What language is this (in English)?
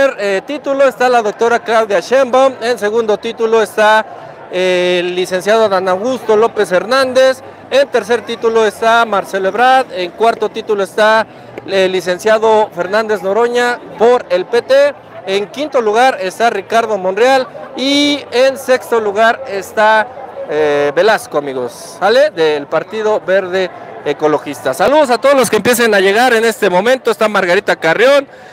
Spanish